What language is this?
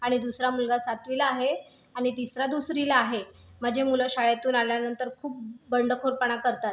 Marathi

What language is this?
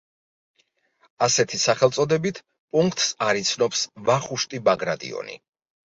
Georgian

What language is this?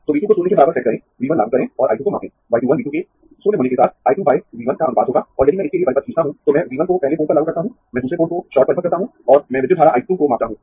Hindi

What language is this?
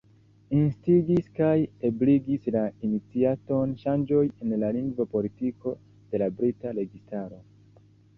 Esperanto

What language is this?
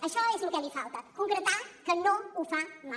Catalan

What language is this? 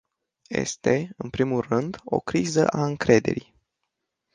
Romanian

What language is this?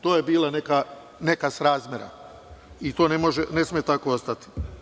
Serbian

